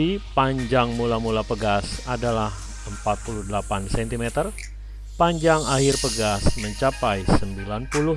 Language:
Indonesian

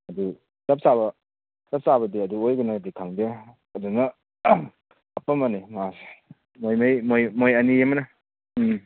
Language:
Manipuri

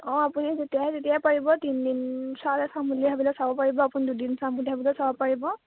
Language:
Assamese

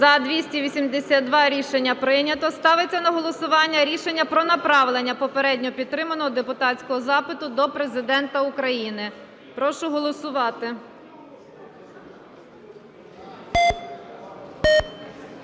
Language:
Ukrainian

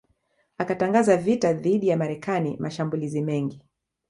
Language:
Swahili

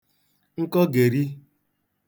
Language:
Igbo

